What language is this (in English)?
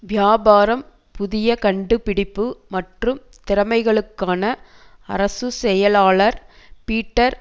Tamil